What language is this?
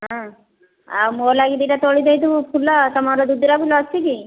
Odia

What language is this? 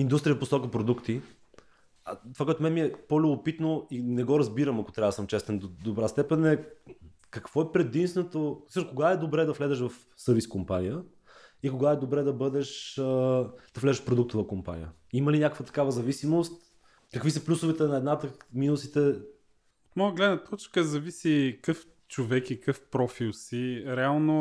Bulgarian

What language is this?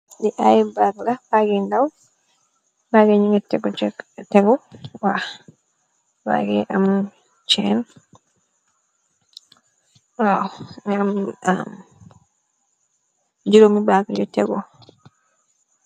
Wolof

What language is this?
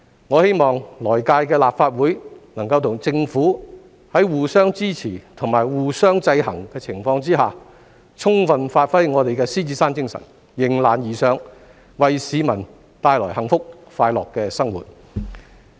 Cantonese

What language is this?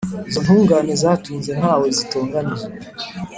Kinyarwanda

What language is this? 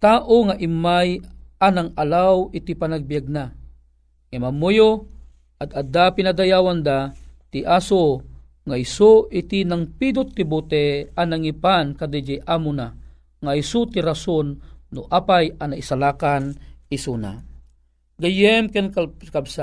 Filipino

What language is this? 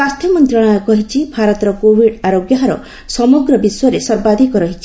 Odia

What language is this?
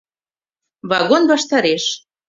Mari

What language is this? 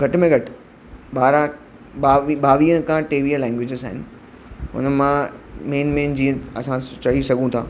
Sindhi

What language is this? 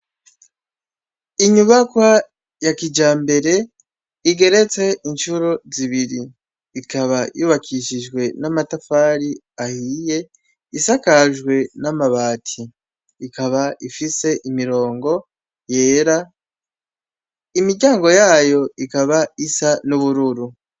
Rundi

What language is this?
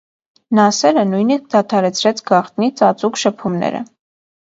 Armenian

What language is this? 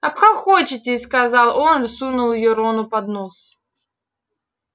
Russian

